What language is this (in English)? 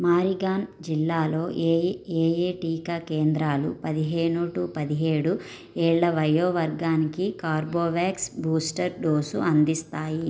Telugu